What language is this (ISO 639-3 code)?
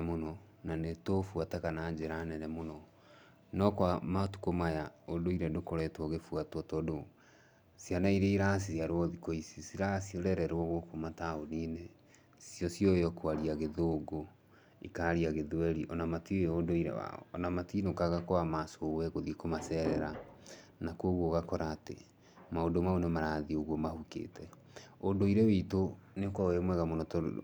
kik